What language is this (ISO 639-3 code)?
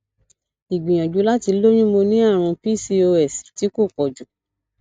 yor